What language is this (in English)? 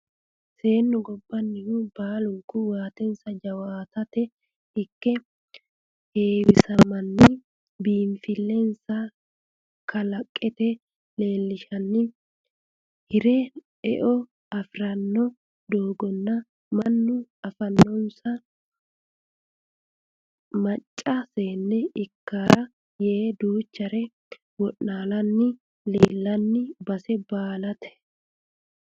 Sidamo